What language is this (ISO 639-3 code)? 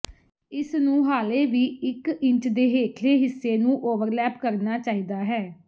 pan